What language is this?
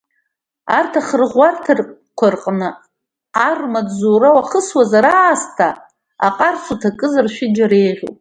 Abkhazian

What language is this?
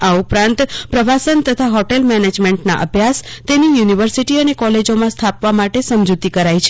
Gujarati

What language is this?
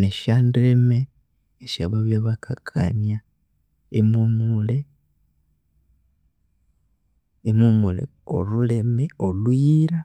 Konzo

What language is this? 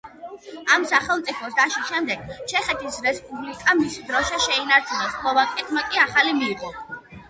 Georgian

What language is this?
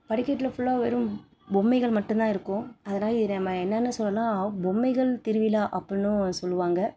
Tamil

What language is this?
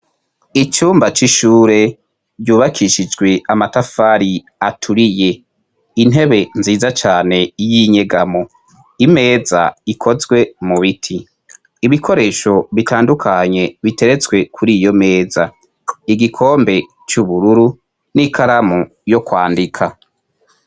Rundi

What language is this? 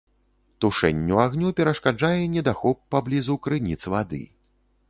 Belarusian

